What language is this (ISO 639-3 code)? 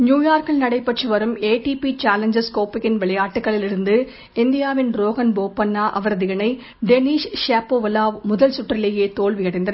tam